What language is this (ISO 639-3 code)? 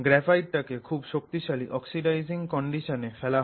ben